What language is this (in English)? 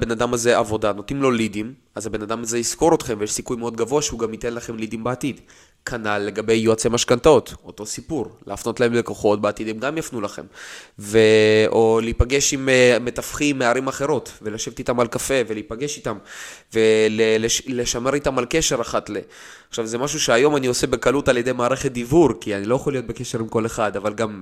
Hebrew